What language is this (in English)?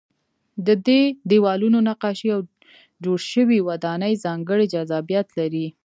Pashto